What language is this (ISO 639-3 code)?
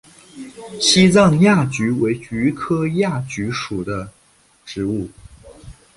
zho